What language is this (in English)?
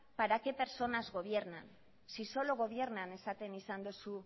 Spanish